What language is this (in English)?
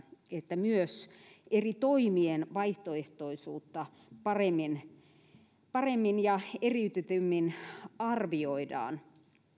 Finnish